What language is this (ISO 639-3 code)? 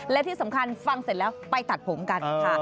tha